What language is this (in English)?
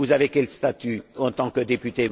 French